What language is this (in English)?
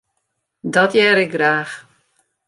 Western Frisian